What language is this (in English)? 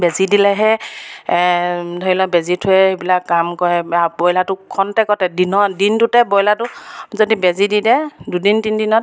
Assamese